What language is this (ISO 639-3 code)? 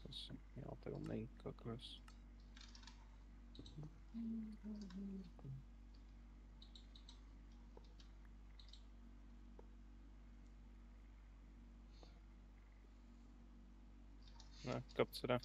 ron